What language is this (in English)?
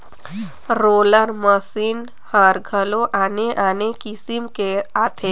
Chhattisgarhi